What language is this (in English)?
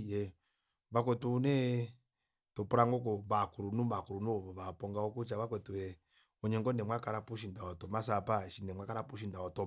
Kuanyama